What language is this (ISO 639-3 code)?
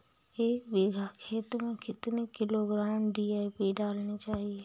hin